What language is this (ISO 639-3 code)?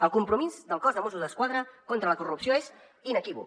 cat